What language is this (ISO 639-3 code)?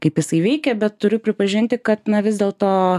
lit